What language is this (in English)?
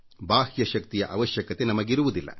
Kannada